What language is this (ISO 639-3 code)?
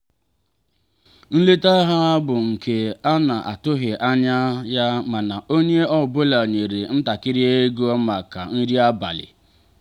ibo